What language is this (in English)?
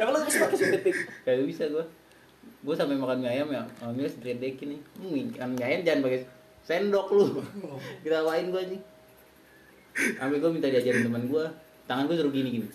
Indonesian